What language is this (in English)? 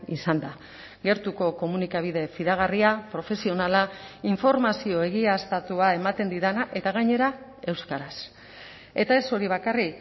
Basque